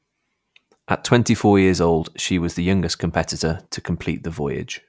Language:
English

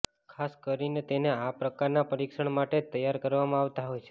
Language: Gujarati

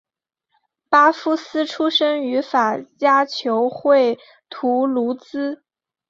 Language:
Chinese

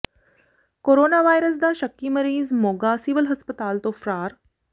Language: Punjabi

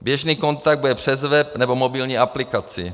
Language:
Czech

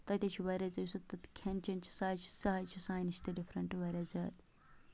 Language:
Kashmiri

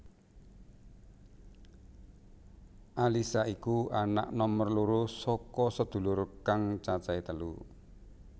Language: Javanese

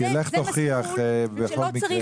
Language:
Hebrew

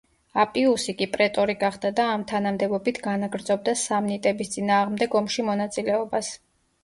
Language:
Georgian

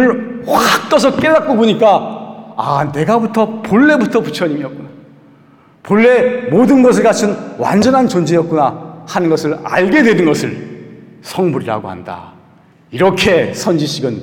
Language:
Korean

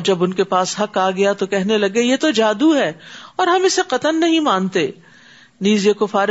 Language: Urdu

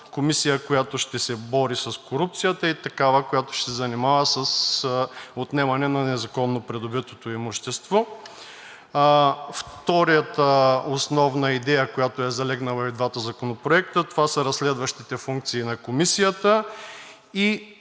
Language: Bulgarian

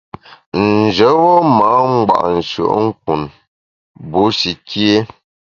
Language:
Bamun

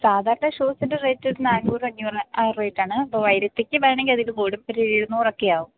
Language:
Malayalam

